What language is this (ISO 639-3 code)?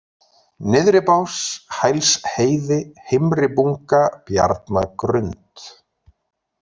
isl